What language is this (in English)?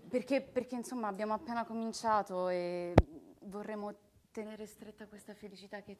Italian